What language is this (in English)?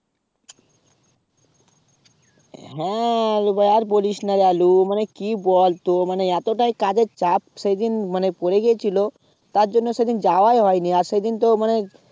Bangla